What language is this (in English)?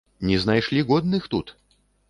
Belarusian